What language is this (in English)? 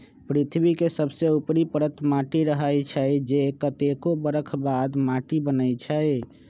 Magahi